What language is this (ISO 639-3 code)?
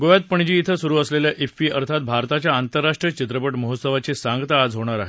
mar